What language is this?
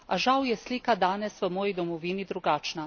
Slovenian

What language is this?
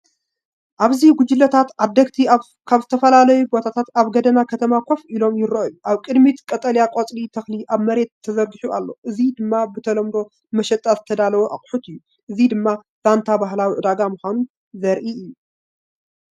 Tigrinya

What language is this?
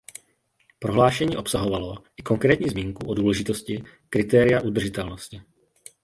Czech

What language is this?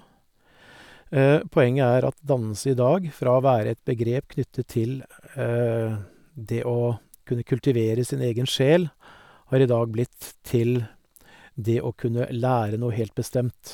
Norwegian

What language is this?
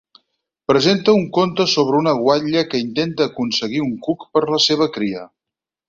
Catalan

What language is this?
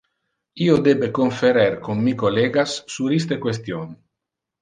Interlingua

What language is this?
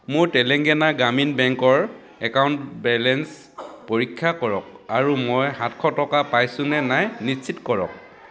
Assamese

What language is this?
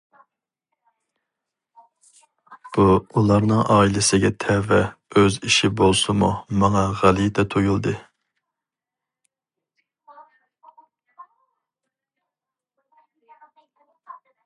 Uyghur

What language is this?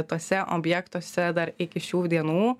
Lithuanian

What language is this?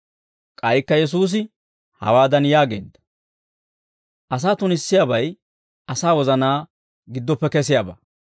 Dawro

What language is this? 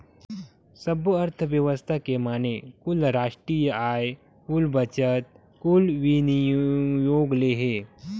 Chhattisgarhi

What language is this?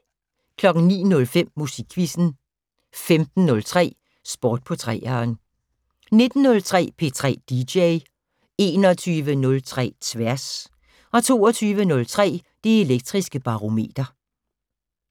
Danish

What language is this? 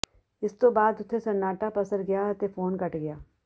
Punjabi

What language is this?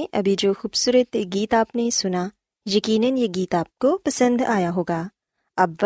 Urdu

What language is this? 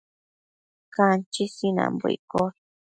Matsés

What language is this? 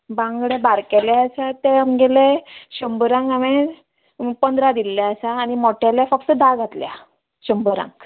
Konkani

